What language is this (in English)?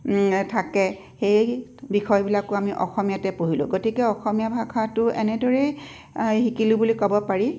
Assamese